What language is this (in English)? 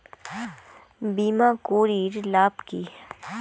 Bangla